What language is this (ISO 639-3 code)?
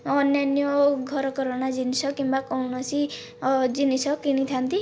ori